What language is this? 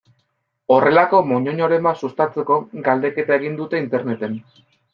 Basque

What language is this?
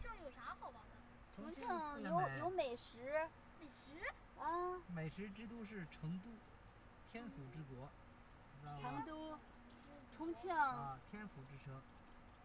Chinese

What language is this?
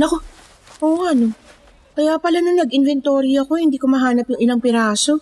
Filipino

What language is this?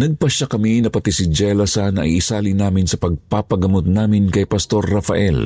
Filipino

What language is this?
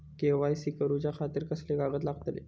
Marathi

